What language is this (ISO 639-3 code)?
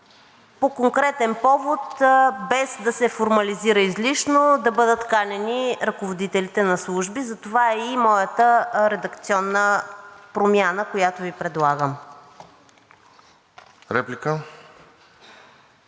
bul